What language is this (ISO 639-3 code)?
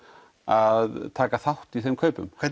isl